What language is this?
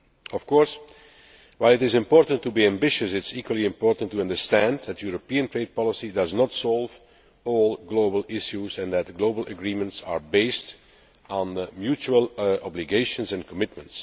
English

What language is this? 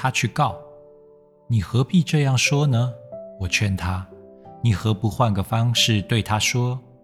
Chinese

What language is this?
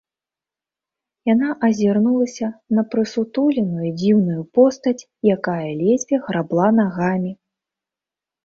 Belarusian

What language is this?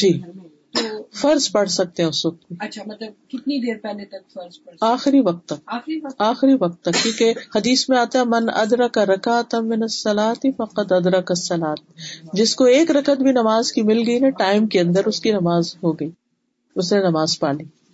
Urdu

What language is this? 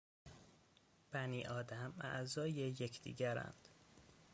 Persian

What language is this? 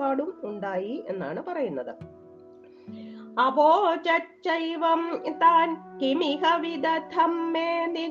Malayalam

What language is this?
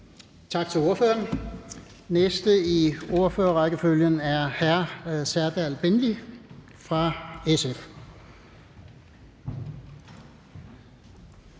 Danish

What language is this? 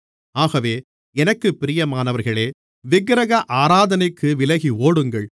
Tamil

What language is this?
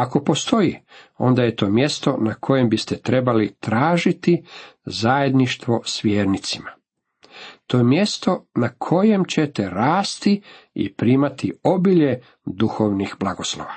Croatian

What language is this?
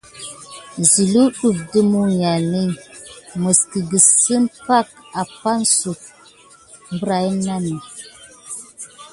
Gidar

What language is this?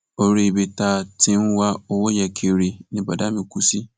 Yoruba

